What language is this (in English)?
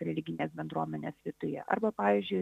Lithuanian